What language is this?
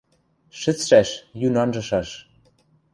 Western Mari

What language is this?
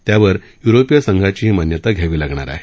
Marathi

